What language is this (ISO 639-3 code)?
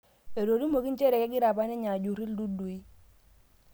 mas